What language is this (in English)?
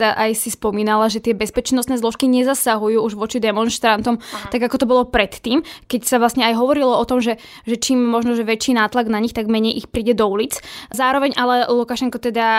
Slovak